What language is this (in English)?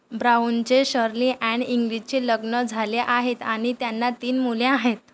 Marathi